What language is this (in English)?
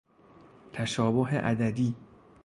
Persian